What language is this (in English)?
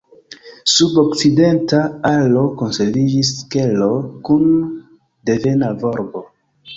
Esperanto